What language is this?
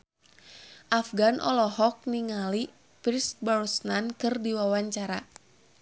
Sundanese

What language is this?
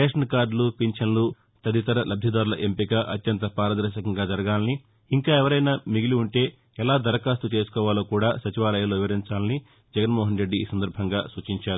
Telugu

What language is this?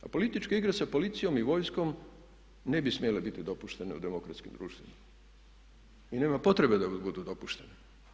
Croatian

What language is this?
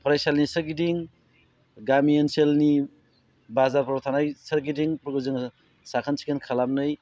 Bodo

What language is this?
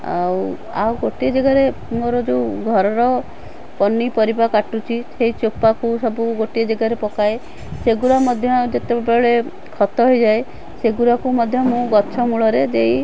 Odia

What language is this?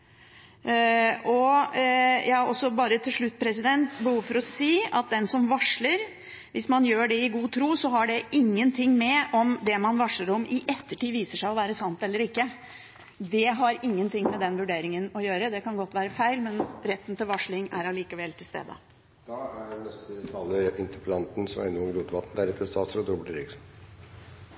Norwegian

